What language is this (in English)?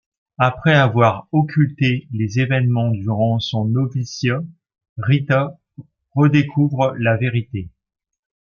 French